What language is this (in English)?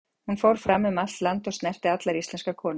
Icelandic